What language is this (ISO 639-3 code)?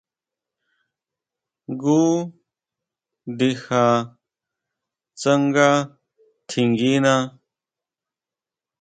mau